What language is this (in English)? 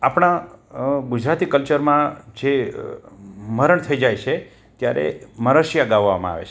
Gujarati